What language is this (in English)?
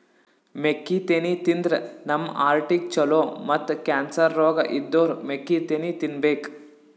Kannada